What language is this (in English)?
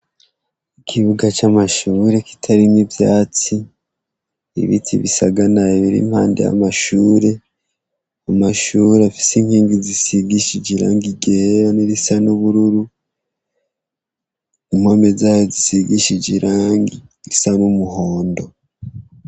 Rundi